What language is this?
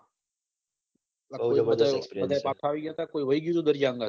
Gujarati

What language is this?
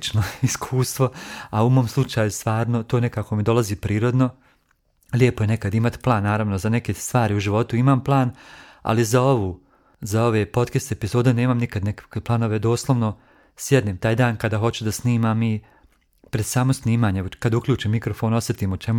Croatian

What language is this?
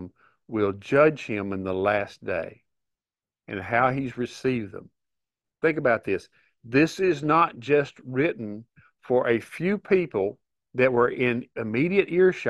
English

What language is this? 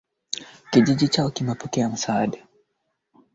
Swahili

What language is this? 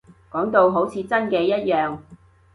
Cantonese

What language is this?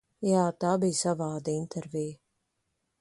Latvian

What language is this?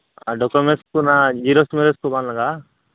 Santali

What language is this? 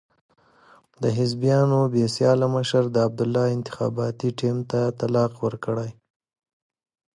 Pashto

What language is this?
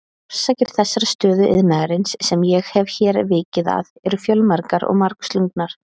Icelandic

